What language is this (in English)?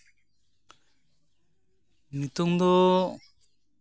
Santali